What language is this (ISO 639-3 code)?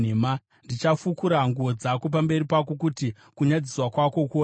sna